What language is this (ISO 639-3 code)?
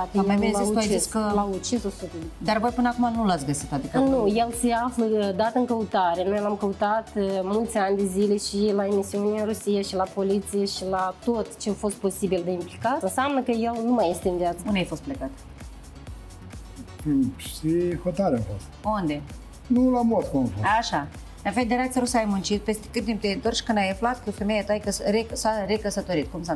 ron